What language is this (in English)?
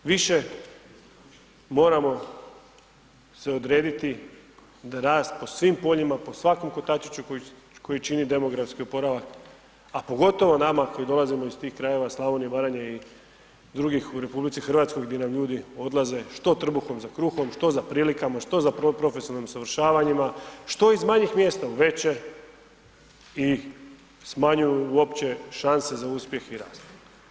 Croatian